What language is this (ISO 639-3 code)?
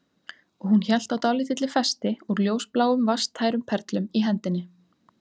isl